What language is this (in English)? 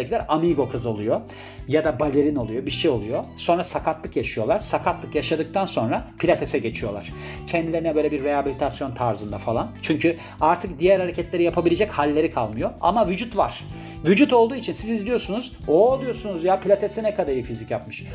Turkish